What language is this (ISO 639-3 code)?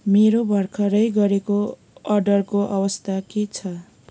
nep